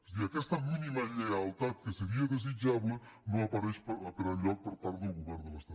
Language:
Catalan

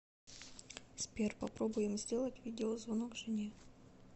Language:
Russian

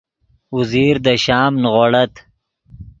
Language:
Yidgha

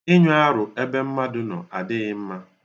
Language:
Igbo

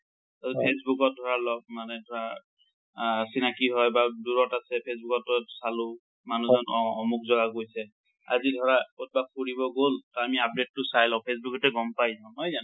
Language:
Assamese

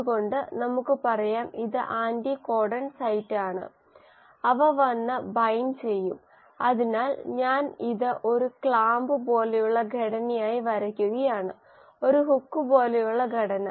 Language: Malayalam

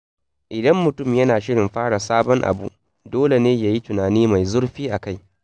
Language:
Hausa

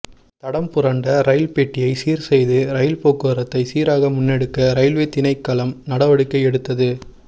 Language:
Tamil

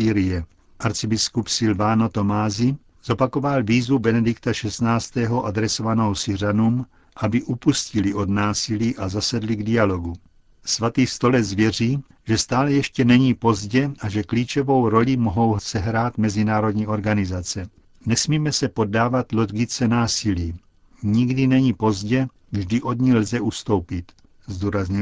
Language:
Czech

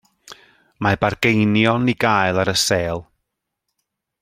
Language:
Welsh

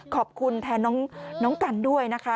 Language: Thai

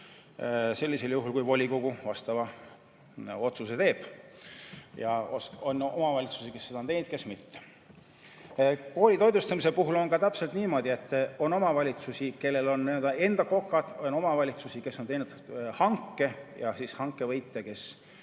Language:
Estonian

